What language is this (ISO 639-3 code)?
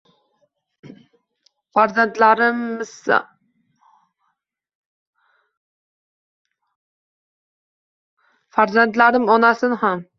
uzb